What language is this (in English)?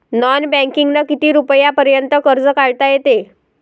Marathi